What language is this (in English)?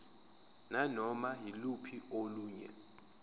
Zulu